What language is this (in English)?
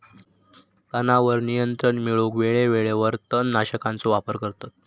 Marathi